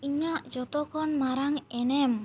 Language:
Santali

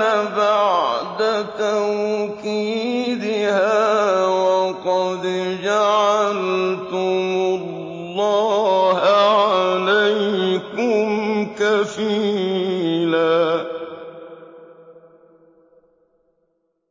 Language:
Arabic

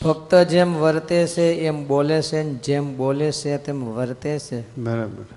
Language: Gujarati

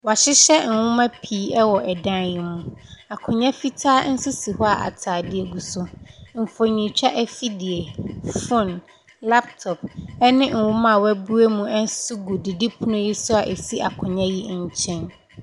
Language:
Akan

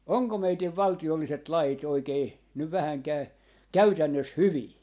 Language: Finnish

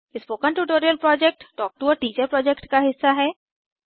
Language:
Hindi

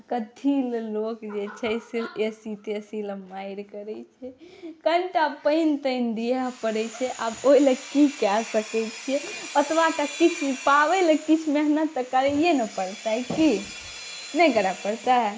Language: Maithili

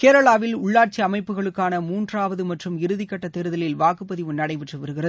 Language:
Tamil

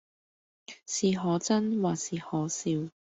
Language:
Cantonese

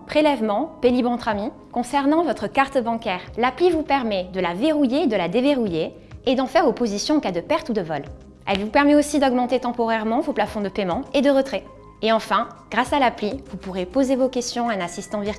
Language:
French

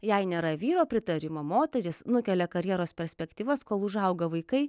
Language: Lithuanian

